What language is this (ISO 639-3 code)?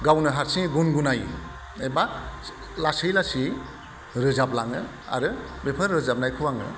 brx